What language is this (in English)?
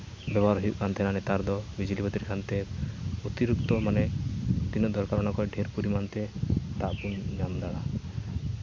Santali